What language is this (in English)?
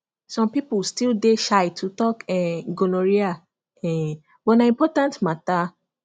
Nigerian Pidgin